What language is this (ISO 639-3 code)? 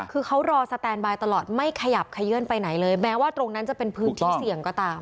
tha